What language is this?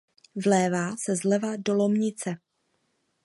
Czech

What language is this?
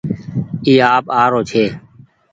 Goaria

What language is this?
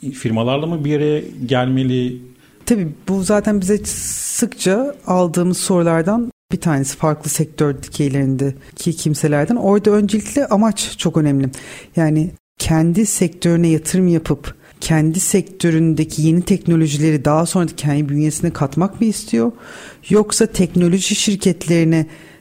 Turkish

